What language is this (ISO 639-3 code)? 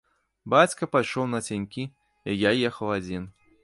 bel